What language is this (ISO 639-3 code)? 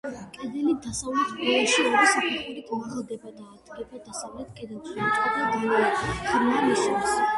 kat